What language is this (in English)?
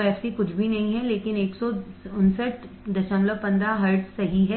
Hindi